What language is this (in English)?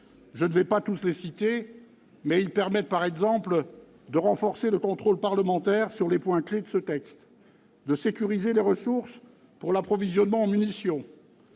French